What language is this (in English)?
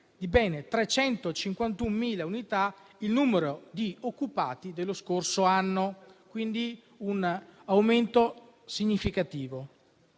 Italian